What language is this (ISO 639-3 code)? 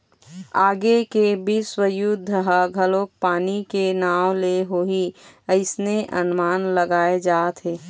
hne